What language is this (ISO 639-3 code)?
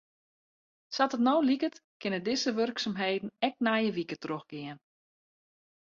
fry